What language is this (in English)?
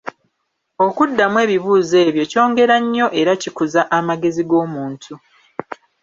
Ganda